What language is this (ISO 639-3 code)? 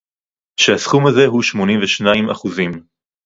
heb